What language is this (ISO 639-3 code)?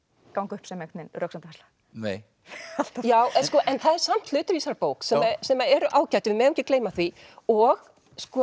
isl